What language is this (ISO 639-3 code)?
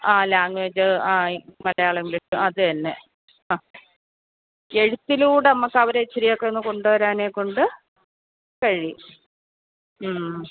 mal